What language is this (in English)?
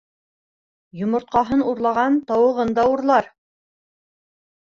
Bashkir